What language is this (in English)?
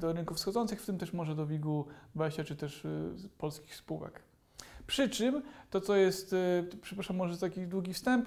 Polish